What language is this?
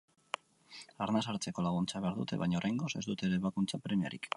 Basque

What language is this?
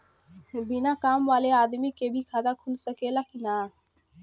Bhojpuri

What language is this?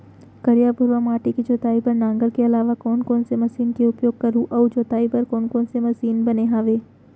Chhattisgarhi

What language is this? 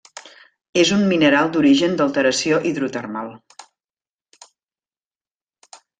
Catalan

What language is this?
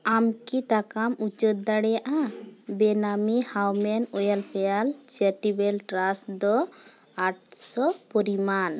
Santali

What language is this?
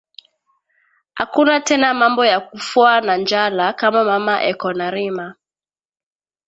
Swahili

